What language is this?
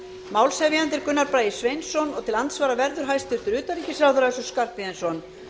Icelandic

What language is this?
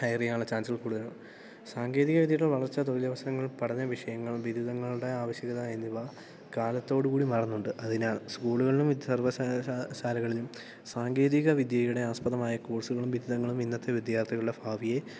Malayalam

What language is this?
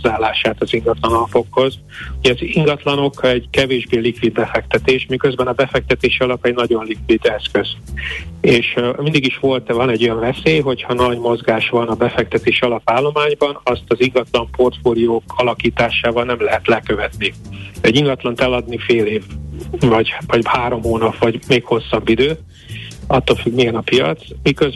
Hungarian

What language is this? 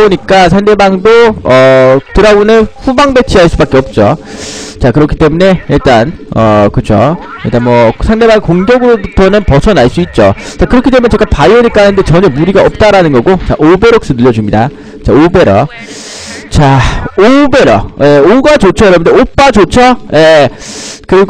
Korean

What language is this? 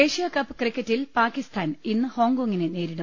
Malayalam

